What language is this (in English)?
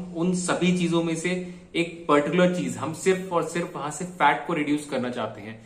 Hindi